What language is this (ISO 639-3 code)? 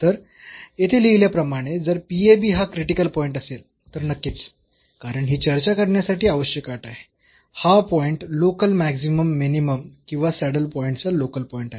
mar